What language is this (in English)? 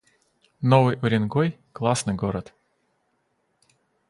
Russian